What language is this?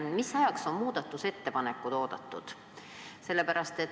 Estonian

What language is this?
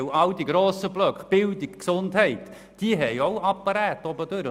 Swiss German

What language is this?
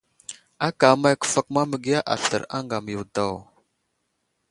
Wuzlam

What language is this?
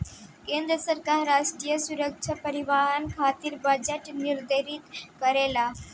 Bhojpuri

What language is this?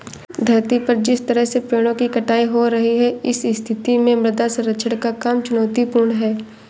Hindi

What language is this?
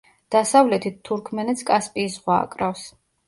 Georgian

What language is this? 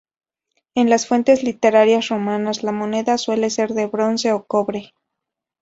Spanish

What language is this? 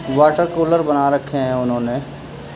Urdu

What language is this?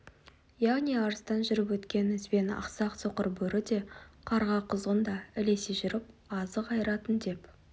Kazakh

